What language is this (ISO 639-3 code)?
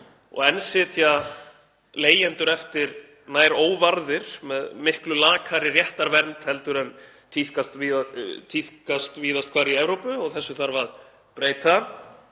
isl